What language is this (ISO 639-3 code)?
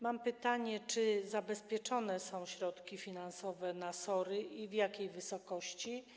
pol